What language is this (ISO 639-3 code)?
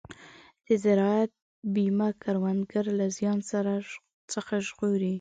pus